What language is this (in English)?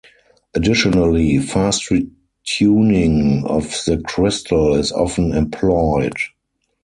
English